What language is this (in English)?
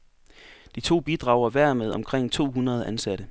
Danish